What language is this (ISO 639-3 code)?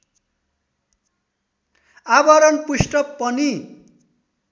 nep